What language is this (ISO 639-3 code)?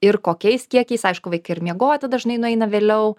lit